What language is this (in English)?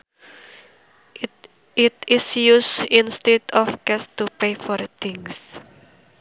Sundanese